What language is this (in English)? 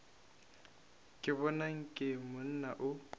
Northern Sotho